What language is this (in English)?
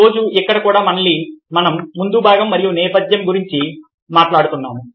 Telugu